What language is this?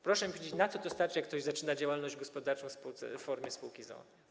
Polish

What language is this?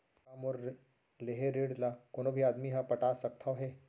Chhattisgarhi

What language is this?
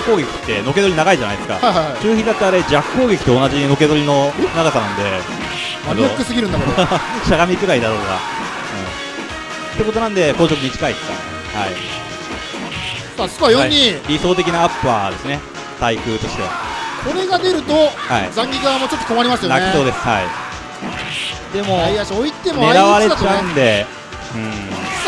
Japanese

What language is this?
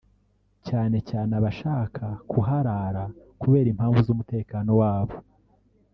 Kinyarwanda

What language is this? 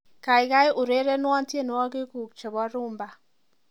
Kalenjin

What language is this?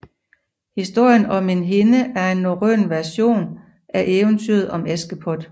Danish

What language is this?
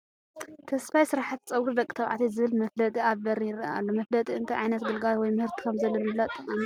Tigrinya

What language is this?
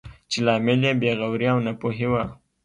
Pashto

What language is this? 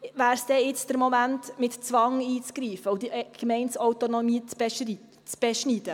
Swiss German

